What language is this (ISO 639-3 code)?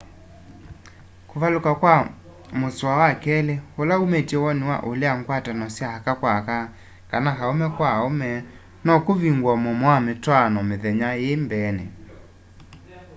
kam